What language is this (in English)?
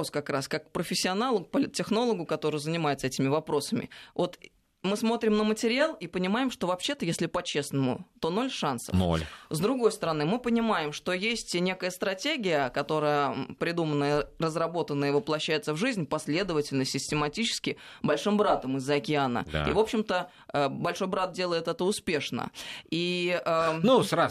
Russian